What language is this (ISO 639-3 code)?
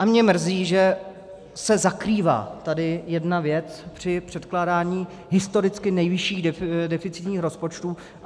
ces